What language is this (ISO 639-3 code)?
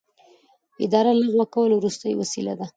pus